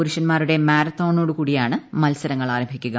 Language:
Malayalam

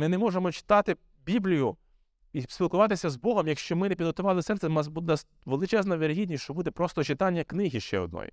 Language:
Ukrainian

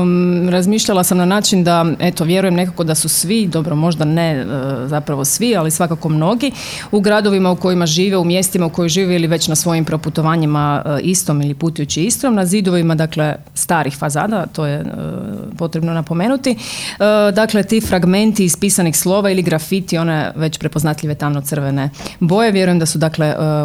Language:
Croatian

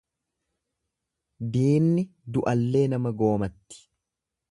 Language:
Oromo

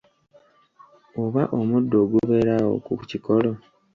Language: Ganda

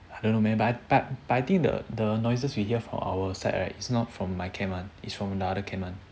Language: English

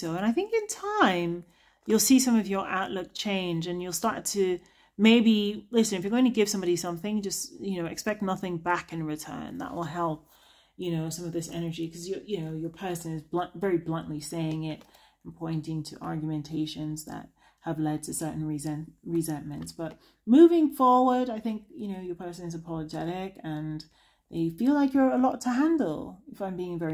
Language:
English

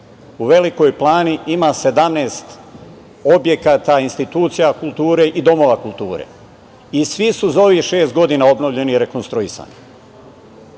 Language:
Serbian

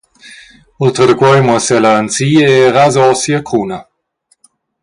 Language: Romansh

